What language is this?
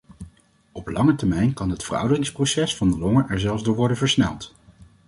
Dutch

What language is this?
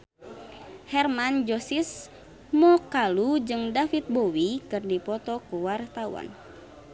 Sundanese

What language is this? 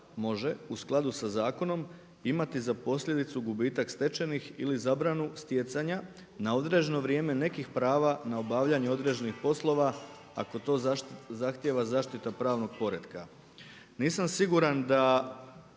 Croatian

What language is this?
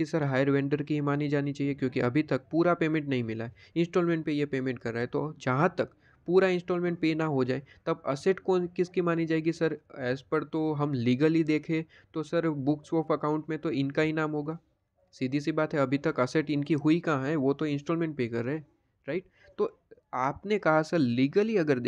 Hindi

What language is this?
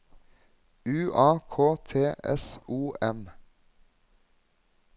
Norwegian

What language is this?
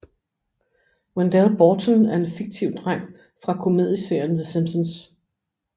Danish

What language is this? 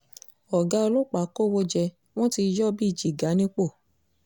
Yoruba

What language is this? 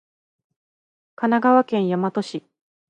Japanese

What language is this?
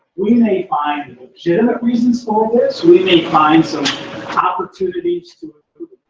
English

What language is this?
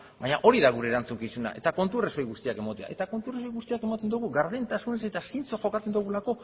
Basque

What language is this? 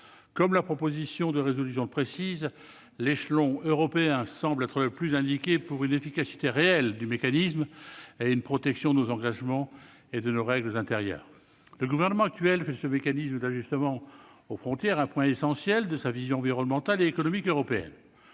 French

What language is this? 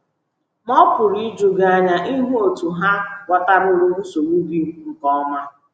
Igbo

